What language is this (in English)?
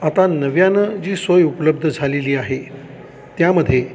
Marathi